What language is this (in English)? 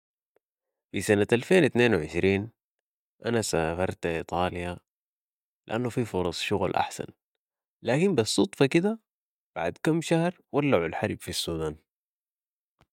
Sudanese Arabic